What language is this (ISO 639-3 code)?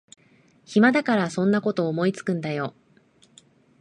jpn